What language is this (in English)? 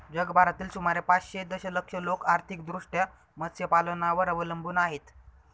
Marathi